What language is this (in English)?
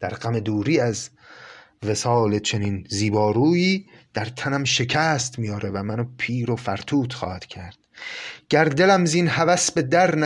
Persian